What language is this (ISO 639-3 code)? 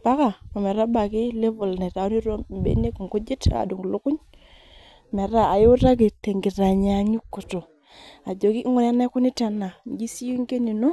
mas